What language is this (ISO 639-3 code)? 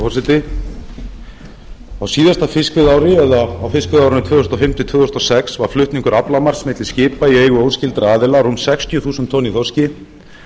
isl